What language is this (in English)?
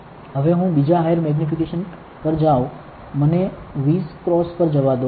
Gujarati